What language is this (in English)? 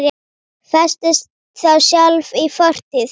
Icelandic